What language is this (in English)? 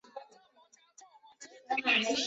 Chinese